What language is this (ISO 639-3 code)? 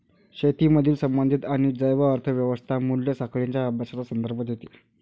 mar